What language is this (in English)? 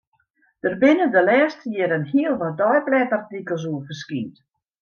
Western Frisian